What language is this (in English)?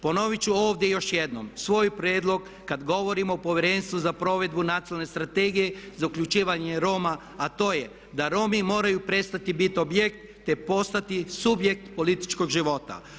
Croatian